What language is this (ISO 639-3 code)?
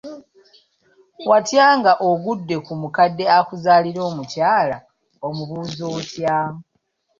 lug